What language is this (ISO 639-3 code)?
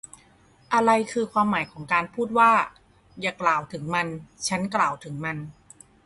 tha